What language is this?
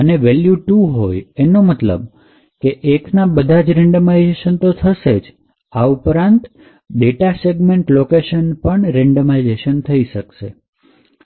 Gujarati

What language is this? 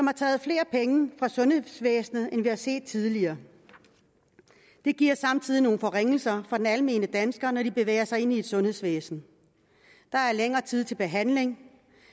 Danish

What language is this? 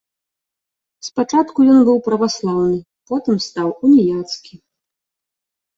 Belarusian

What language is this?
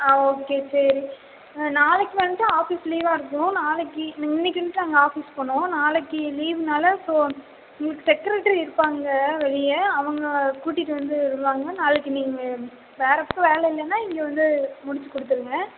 Tamil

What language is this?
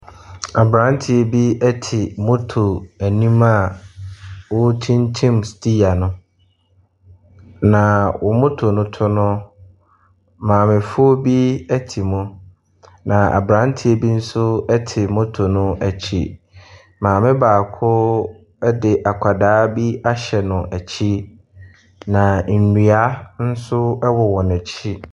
Akan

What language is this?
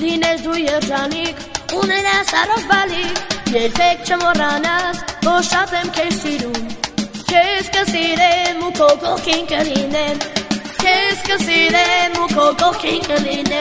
Bulgarian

